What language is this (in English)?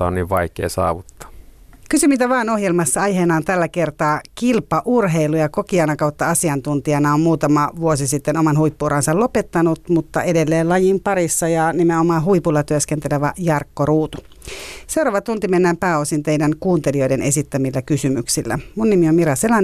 Finnish